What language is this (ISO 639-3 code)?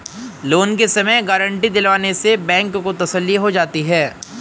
hin